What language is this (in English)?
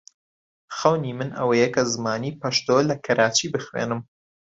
Central Kurdish